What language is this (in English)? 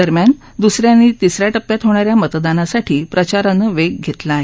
Marathi